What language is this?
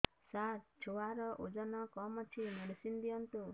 Odia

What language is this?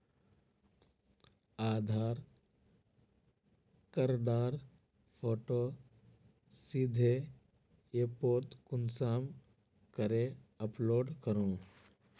Magahi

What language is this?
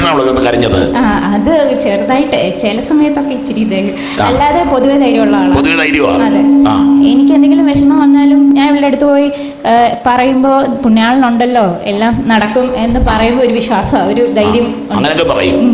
Malayalam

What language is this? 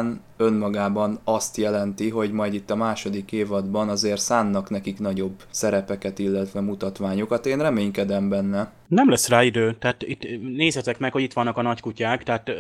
Hungarian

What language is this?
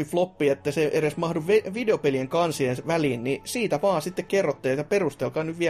Finnish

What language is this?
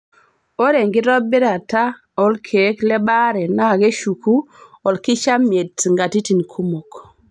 Masai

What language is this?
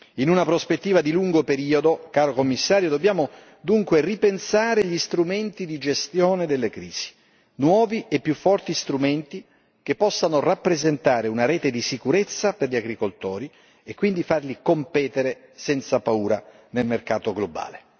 Italian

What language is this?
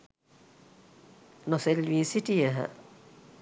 Sinhala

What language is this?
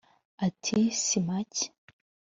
Kinyarwanda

